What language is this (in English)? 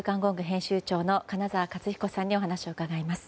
Japanese